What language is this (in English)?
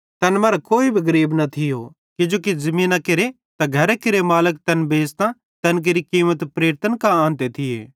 Bhadrawahi